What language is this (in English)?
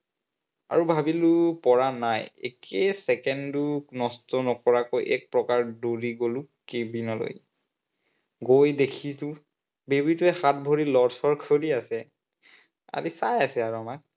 Assamese